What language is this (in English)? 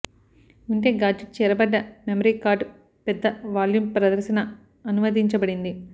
Telugu